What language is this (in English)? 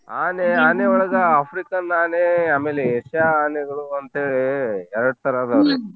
Kannada